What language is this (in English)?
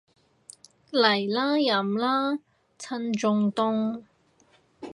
Cantonese